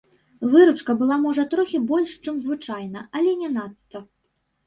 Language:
Belarusian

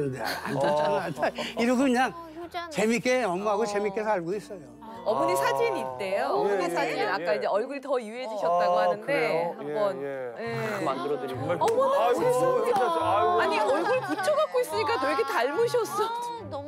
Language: Korean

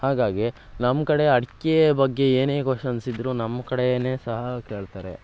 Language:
Kannada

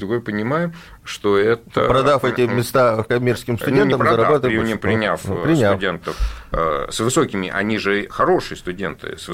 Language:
Russian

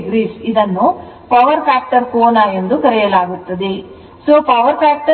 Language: Kannada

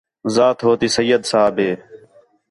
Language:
Khetrani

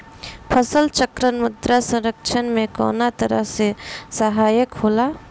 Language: Bhojpuri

